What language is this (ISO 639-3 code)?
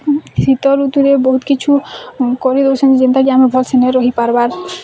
ori